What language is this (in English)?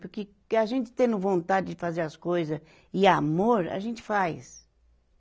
Portuguese